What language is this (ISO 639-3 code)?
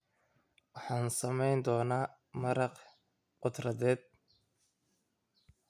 som